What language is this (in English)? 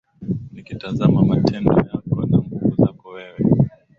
Swahili